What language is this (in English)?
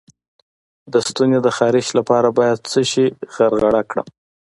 Pashto